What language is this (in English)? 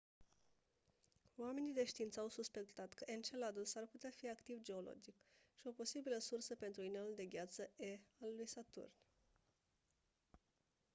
Romanian